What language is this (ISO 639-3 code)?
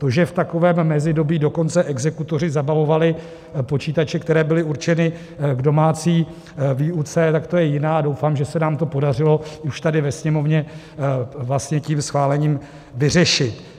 ces